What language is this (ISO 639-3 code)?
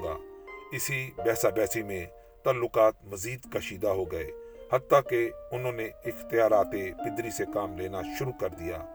urd